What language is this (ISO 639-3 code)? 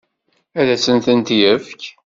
kab